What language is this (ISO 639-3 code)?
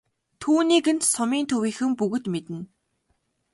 mon